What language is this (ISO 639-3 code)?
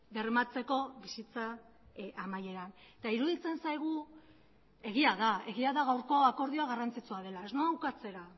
eus